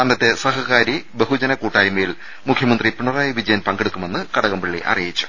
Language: Malayalam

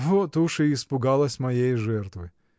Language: Russian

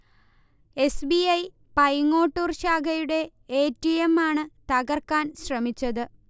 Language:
Malayalam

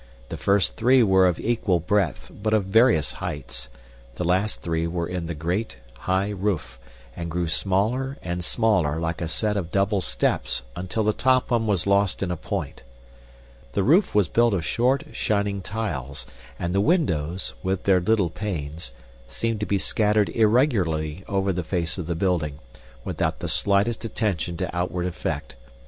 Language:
English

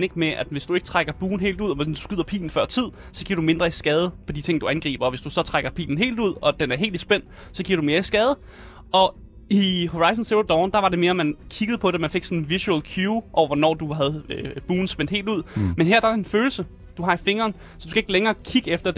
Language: Danish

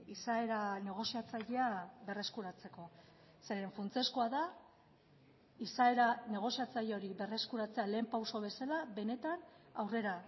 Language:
Basque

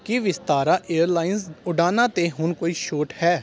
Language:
Punjabi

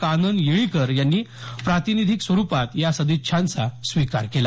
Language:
Marathi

